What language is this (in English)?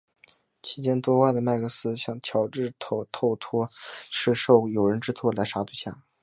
Chinese